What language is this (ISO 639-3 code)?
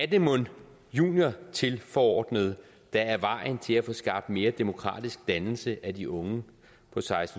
dan